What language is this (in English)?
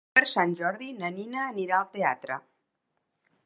Catalan